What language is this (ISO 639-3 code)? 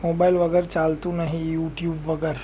guj